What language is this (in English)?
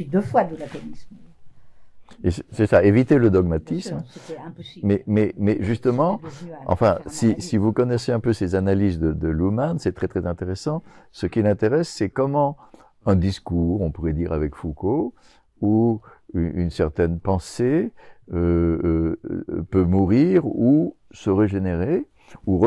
French